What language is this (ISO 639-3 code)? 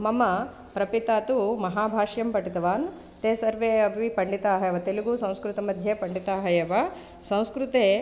san